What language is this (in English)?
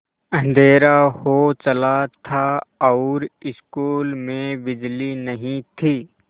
Hindi